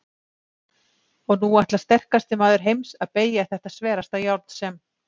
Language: Icelandic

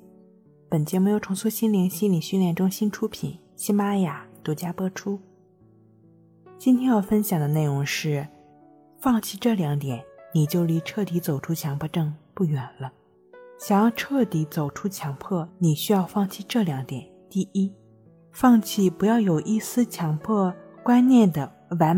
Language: Chinese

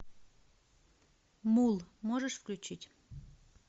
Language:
Russian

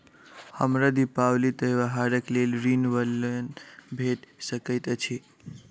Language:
Maithili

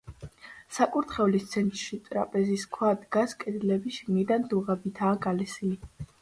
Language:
Georgian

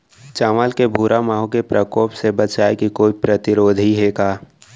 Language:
Chhattisgarhi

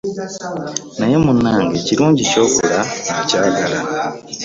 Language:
Ganda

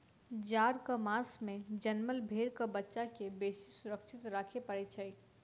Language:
Maithili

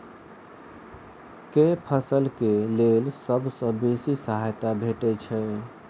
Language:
Maithili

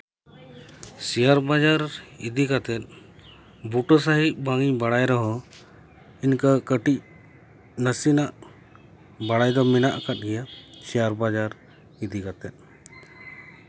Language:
Santali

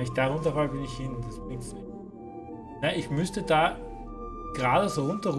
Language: German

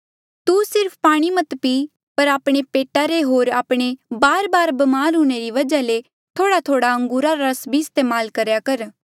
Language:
Mandeali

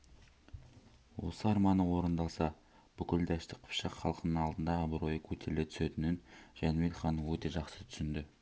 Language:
Kazakh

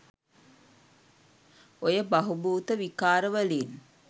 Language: Sinhala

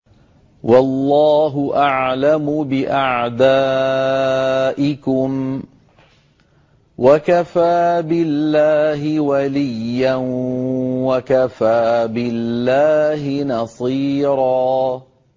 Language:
Arabic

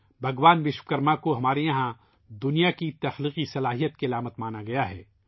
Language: Urdu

